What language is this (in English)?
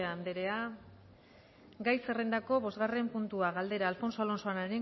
Basque